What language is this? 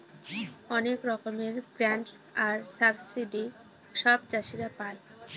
Bangla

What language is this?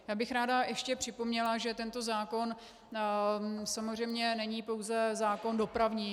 Czech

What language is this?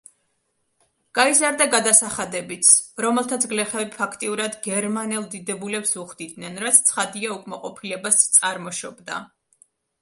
Georgian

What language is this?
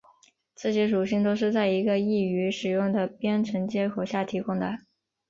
Chinese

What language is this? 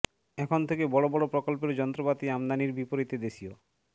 Bangla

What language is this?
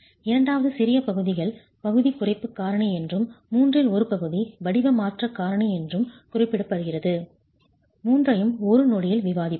Tamil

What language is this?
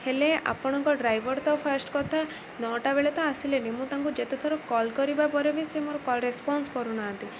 Odia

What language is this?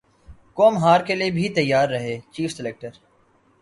Urdu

